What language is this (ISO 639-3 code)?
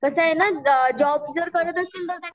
mar